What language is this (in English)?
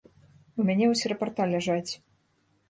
Belarusian